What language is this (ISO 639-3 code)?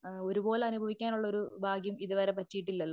mal